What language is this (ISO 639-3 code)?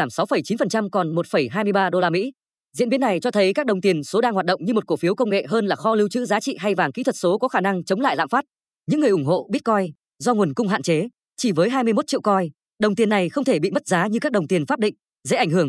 vie